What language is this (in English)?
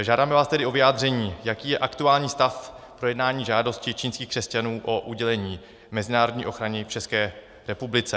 Czech